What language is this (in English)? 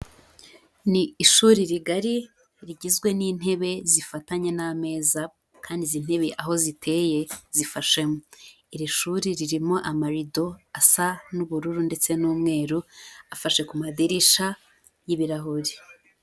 Kinyarwanda